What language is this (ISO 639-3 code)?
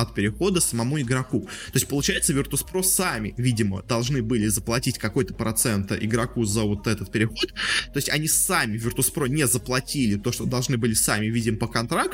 rus